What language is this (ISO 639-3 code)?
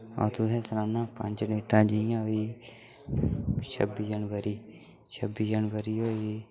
doi